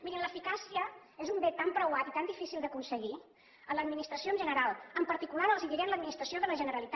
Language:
Catalan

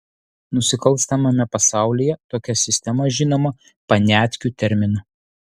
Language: Lithuanian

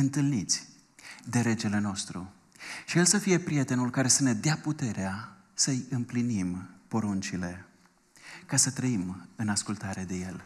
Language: Romanian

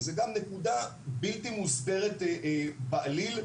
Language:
Hebrew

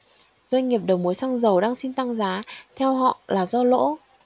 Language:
Vietnamese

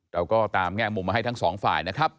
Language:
Thai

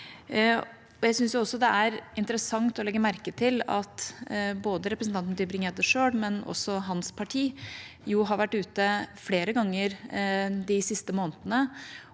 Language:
Norwegian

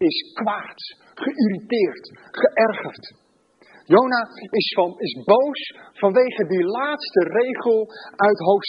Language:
Dutch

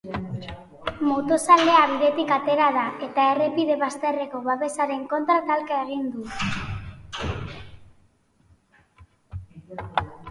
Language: Basque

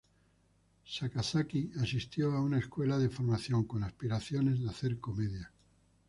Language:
Spanish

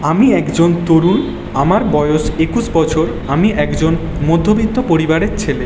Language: Bangla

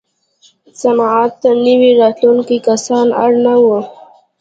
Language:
Pashto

